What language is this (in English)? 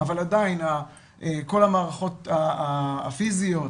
Hebrew